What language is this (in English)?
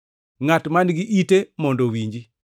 Luo (Kenya and Tanzania)